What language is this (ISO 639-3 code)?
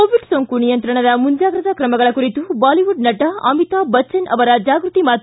kan